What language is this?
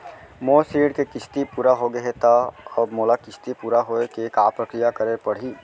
Chhattisgarhi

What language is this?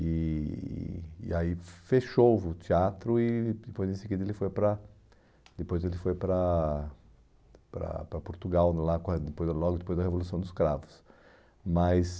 Portuguese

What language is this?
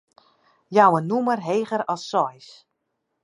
Western Frisian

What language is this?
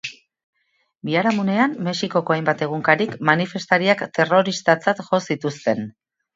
Basque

